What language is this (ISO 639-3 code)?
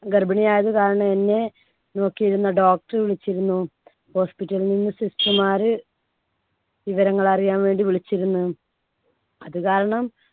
mal